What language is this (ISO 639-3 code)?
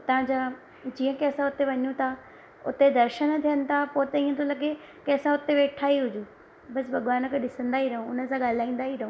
snd